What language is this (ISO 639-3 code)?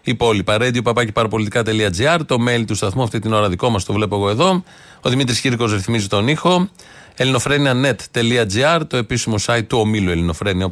ell